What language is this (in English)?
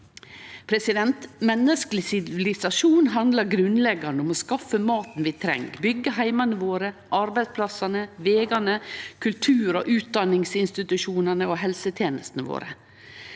Norwegian